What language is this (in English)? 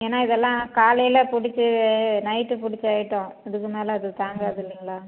Tamil